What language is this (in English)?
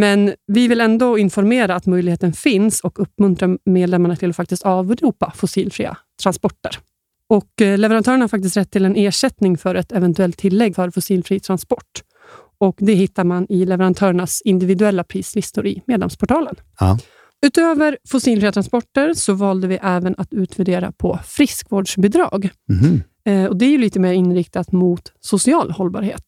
Swedish